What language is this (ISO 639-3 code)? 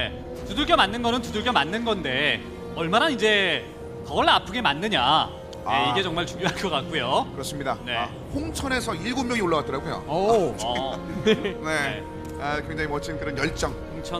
kor